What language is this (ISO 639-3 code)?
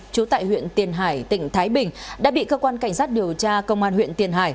vie